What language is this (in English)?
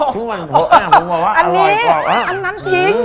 Thai